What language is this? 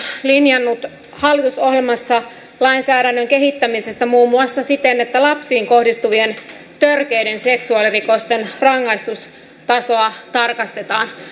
Finnish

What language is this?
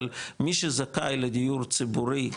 Hebrew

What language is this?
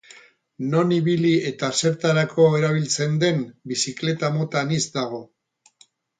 Basque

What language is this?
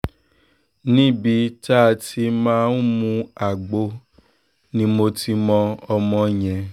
Yoruba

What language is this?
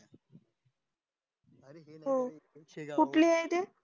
Marathi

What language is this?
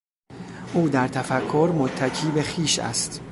Persian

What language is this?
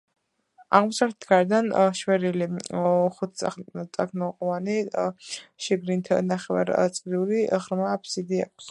Georgian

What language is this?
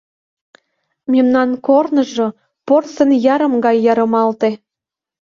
Mari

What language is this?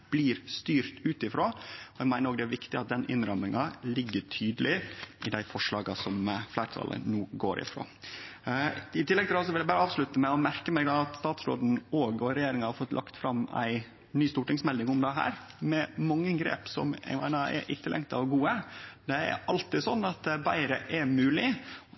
Norwegian Nynorsk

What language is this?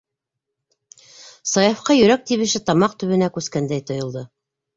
Bashkir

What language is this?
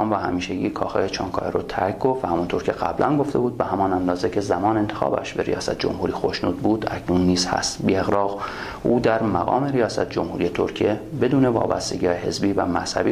Persian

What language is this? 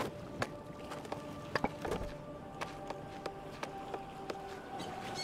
German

